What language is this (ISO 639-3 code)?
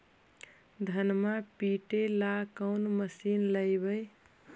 mag